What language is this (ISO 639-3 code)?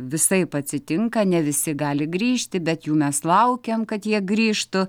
lit